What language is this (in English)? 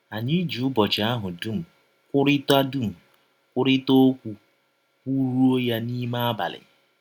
Igbo